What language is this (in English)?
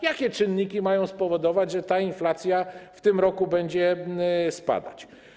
Polish